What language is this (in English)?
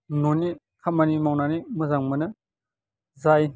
Bodo